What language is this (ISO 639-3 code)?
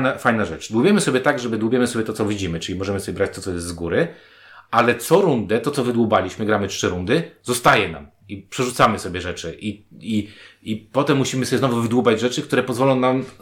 pol